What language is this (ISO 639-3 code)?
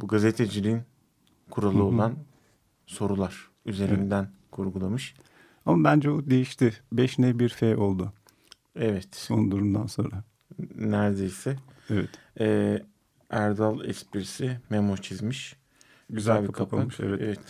tur